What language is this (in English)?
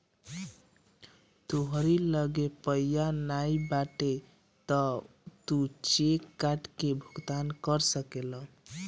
Bhojpuri